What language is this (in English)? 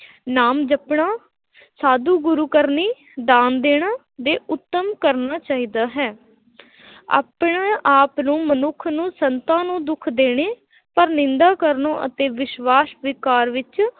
Punjabi